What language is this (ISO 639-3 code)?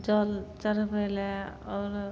mai